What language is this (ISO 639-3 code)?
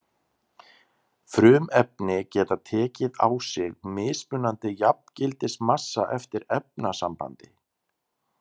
isl